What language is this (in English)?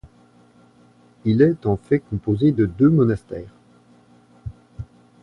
French